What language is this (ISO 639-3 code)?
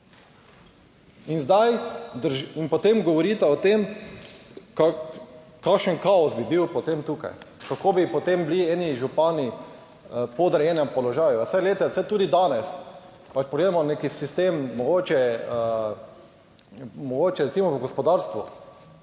slv